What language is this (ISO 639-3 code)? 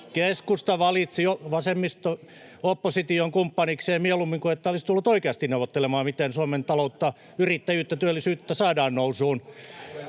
fin